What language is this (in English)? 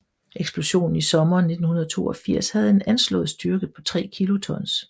Danish